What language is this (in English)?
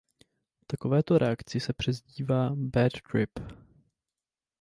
Czech